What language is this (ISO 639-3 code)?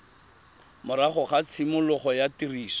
tsn